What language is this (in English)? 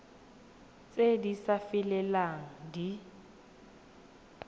Tswana